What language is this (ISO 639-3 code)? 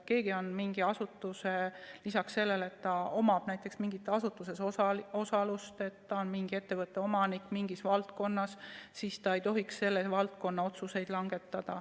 est